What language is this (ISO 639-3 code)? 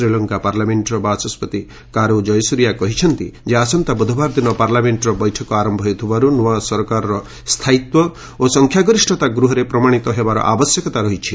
ori